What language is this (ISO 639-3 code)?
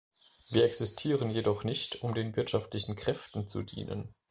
deu